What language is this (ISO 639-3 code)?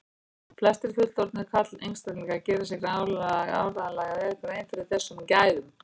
isl